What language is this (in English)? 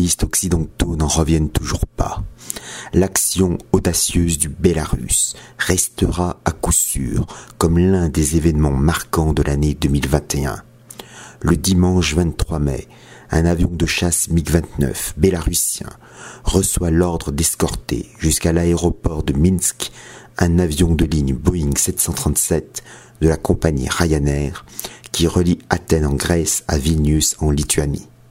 French